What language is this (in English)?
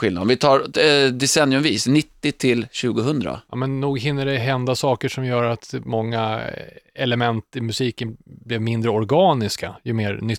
Swedish